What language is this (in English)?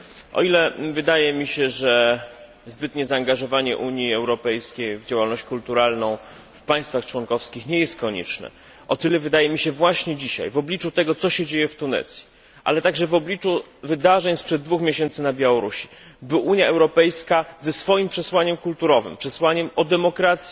Polish